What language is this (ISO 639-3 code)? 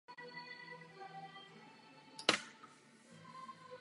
ces